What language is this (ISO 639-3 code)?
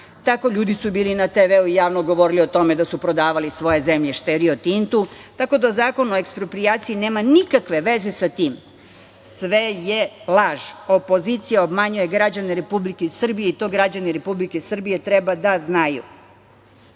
srp